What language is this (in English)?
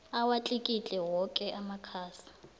South Ndebele